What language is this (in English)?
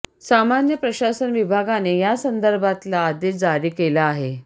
Marathi